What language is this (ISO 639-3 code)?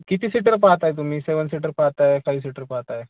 mar